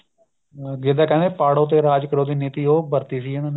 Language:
Punjabi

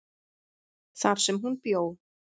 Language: Icelandic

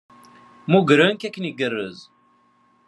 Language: Kabyle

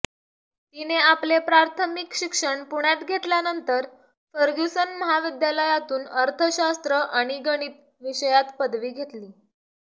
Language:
Marathi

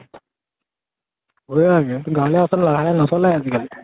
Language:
Assamese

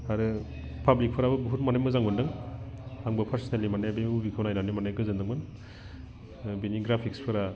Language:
Bodo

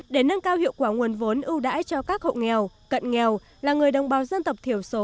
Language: Vietnamese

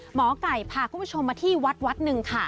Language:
Thai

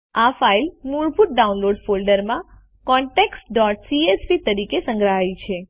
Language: Gujarati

